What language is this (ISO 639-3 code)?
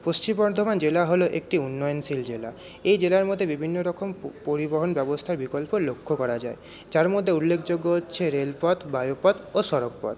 ben